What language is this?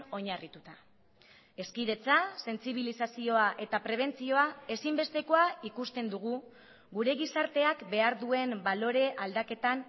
Basque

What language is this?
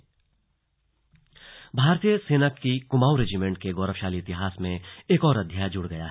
Hindi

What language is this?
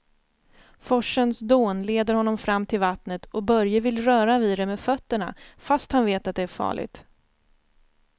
Swedish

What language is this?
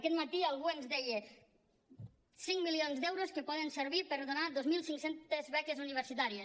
Catalan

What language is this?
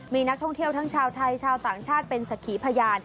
Thai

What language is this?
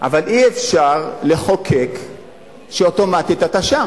Hebrew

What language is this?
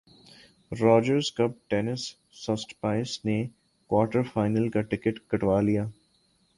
Urdu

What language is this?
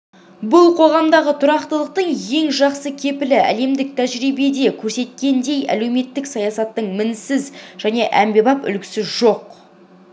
Kazakh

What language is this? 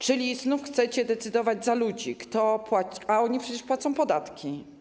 Polish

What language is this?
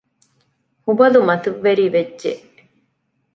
Divehi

